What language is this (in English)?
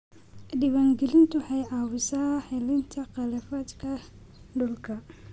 Somali